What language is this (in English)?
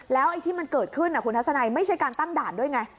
Thai